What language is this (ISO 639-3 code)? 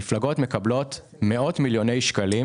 heb